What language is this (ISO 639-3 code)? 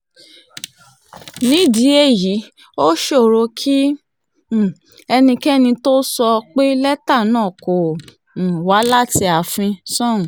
yor